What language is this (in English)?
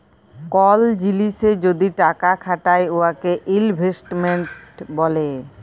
Bangla